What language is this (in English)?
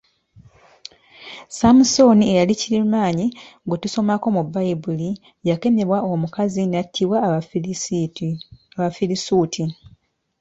Ganda